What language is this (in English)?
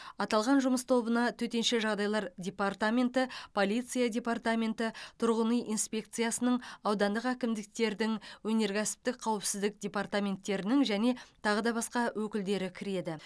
Kazakh